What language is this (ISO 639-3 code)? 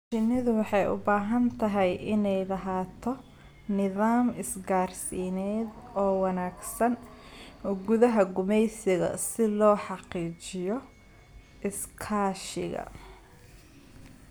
som